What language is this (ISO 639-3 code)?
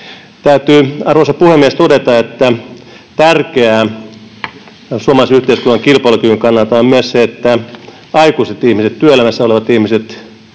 fin